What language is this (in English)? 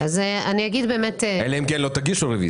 Hebrew